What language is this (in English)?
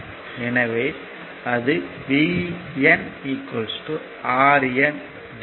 Tamil